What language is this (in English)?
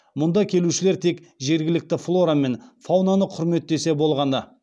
Kazakh